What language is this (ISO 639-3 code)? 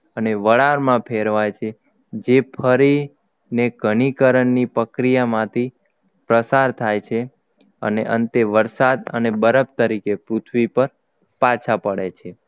guj